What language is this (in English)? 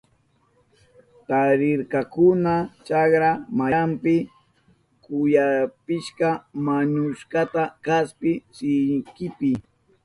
Southern Pastaza Quechua